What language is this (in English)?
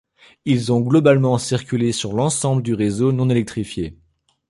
French